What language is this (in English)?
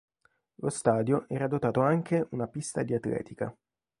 Italian